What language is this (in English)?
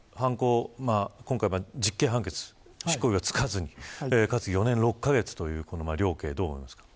Japanese